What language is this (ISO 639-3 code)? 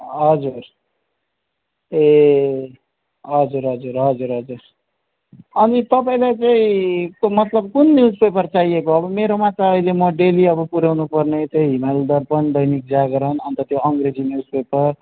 nep